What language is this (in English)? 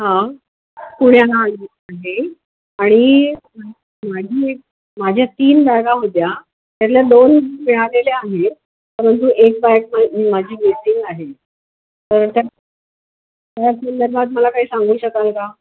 Marathi